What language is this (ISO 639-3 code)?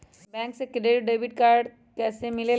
mag